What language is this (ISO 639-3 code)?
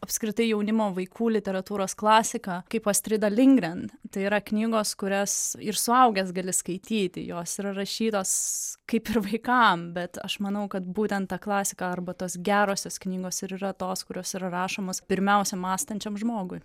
lit